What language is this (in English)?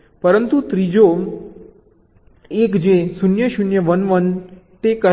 Gujarati